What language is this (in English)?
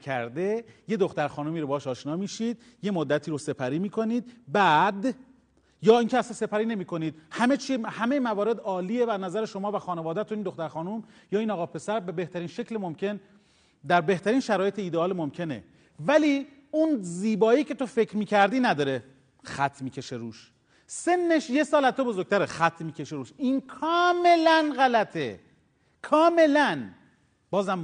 Persian